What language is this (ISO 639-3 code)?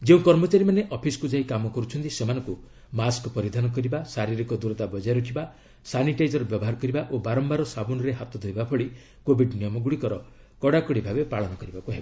ori